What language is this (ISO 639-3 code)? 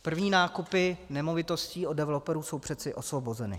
ces